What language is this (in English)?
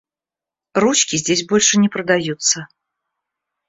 Russian